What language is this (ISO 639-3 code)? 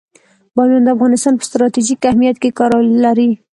pus